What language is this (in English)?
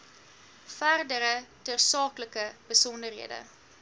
Afrikaans